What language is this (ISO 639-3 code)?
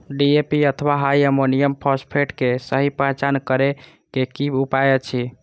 mai